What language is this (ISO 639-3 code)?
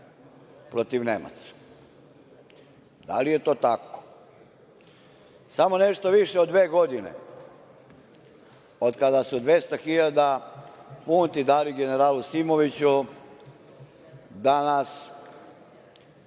srp